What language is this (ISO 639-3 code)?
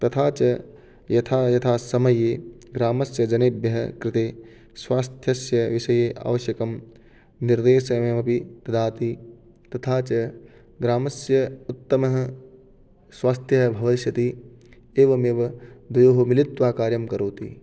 san